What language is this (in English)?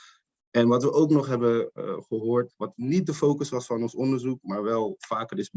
Dutch